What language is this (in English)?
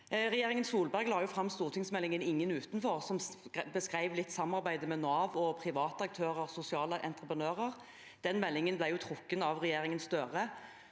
Norwegian